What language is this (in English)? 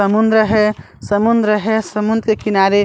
Chhattisgarhi